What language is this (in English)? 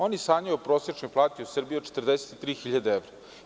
Serbian